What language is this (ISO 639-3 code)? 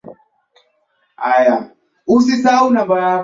swa